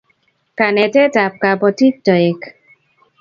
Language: Kalenjin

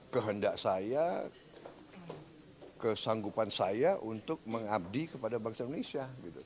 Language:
Indonesian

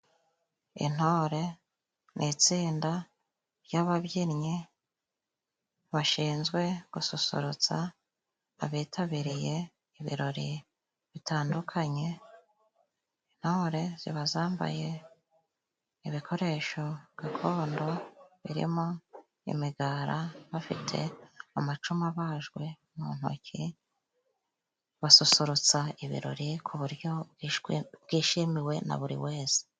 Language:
Kinyarwanda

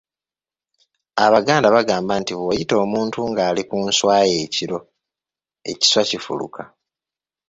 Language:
Ganda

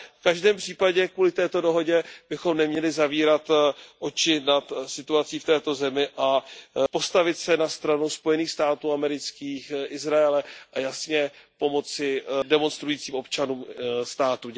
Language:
Czech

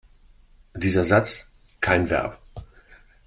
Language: German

